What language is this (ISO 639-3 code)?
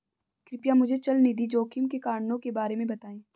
hin